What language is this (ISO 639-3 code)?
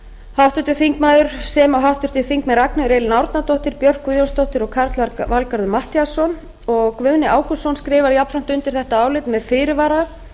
isl